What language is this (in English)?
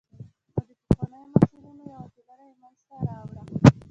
Pashto